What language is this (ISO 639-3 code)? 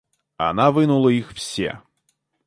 rus